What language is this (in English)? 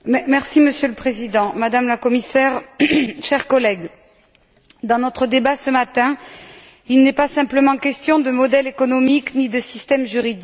French